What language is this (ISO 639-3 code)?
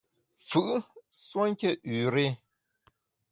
bax